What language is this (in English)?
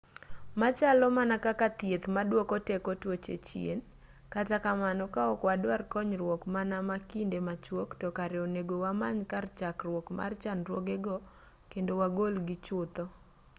Luo (Kenya and Tanzania)